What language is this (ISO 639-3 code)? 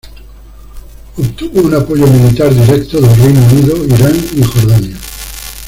spa